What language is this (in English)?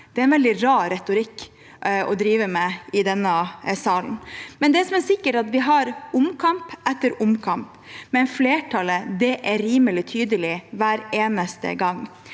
Norwegian